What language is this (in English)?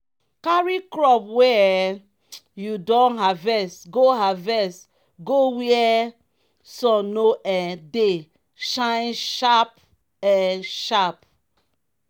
Nigerian Pidgin